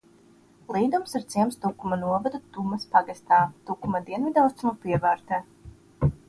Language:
Latvian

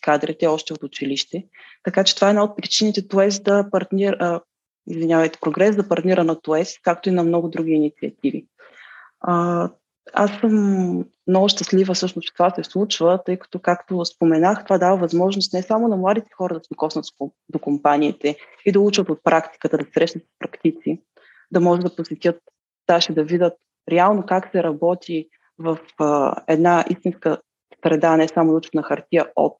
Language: Bulgarian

